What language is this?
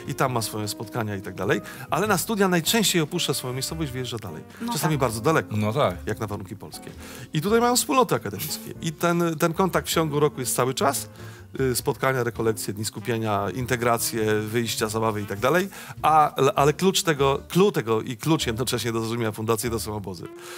Polish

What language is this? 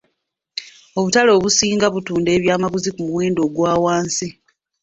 Ganda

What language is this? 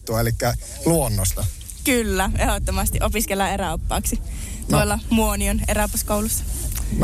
Finnish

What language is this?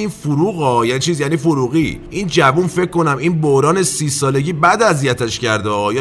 Persian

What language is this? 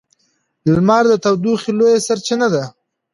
Pashto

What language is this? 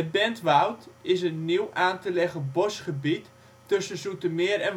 Dutch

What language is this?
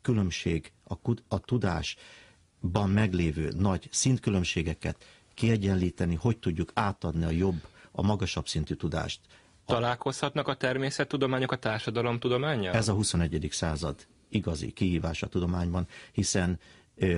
Hungarian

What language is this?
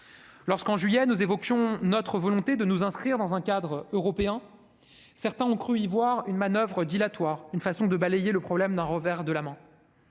French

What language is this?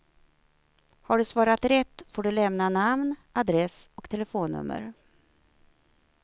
Swedish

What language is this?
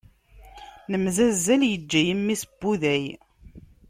Kabyle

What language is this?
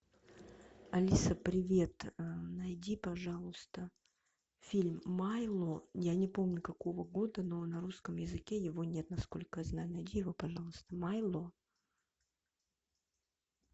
Russian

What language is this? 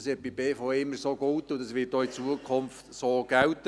Swiss German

